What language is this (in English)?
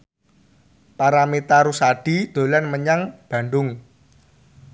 Javanese